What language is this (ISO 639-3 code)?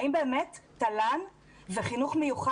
heb